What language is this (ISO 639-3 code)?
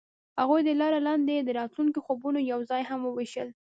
pus